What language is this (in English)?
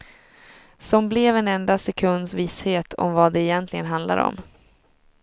Swedish